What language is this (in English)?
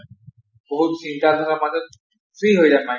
Assamese